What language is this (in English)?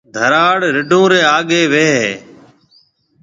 Marwari (Pakistan)